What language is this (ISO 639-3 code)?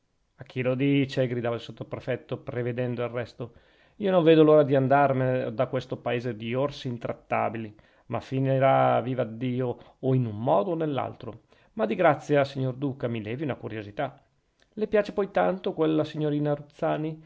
ita